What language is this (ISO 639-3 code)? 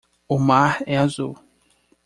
por